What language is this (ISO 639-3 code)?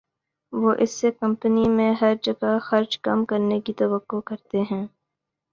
urd